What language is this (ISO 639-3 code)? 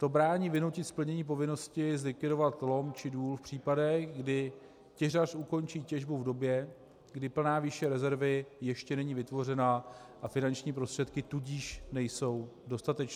ces